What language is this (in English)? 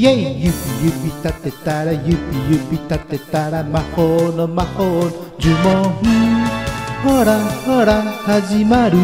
Japanese